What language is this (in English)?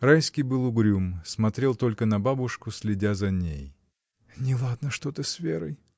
Russian